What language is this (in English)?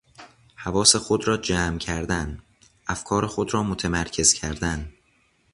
Persian